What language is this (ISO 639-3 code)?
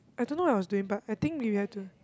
eng